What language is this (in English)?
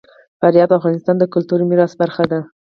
Pashto